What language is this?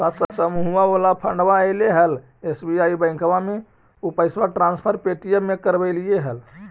Magahi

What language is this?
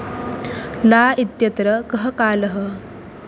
Sanskrit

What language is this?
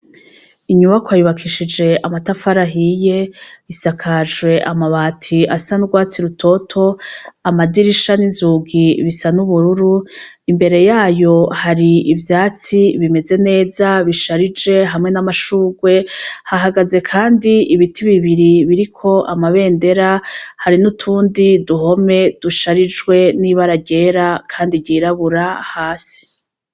Rundi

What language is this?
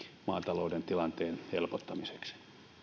Finnish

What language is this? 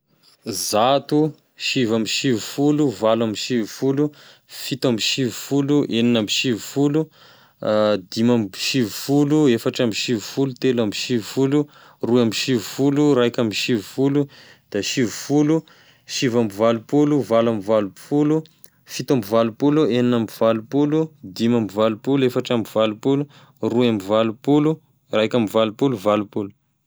Tesaka Malagasy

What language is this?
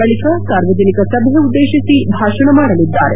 Kannada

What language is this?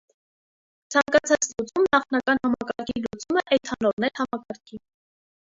Armenian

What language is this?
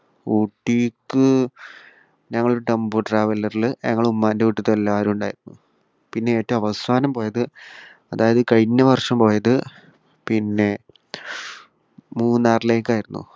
Malayalam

